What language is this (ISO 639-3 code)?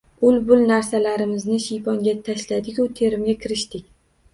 uzb